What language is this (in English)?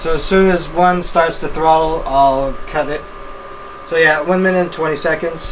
English